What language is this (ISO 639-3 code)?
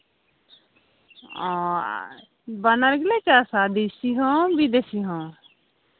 sat